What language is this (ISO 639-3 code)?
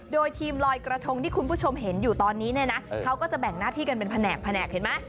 tha